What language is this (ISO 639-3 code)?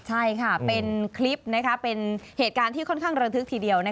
tha